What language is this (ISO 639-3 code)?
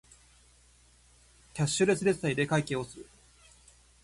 jpn